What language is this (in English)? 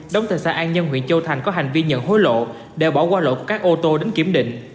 Vietnamese